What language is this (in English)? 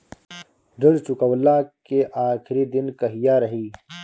Bhojpuri